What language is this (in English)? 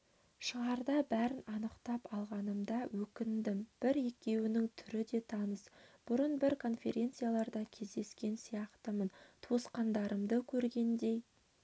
Kazakh